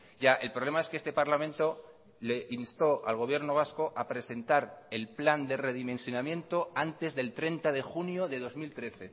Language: Spanish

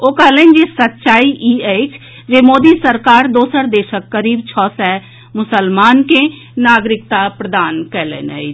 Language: Maithili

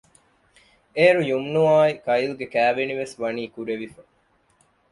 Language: Divehi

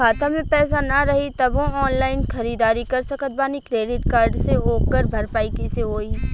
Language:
Bhojpuri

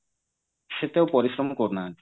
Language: Odia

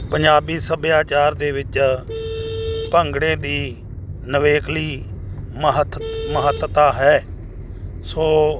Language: Punjabi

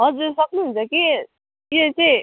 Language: Nepali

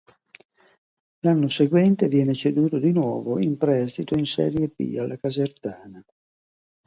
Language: Italian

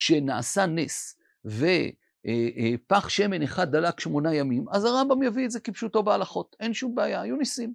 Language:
Hebrew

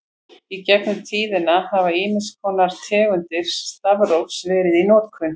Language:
Icelandic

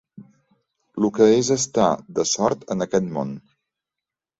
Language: Catalan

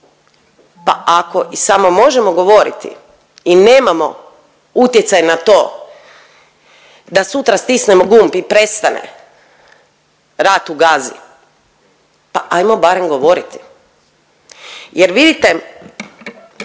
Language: Croatian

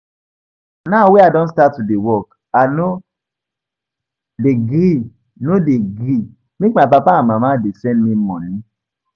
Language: Nigerian Pidgin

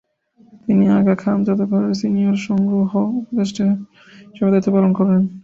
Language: Bangla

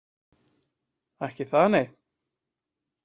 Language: Icelandic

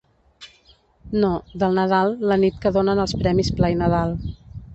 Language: Catalan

